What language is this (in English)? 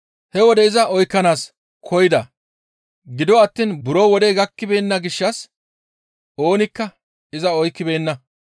Gamo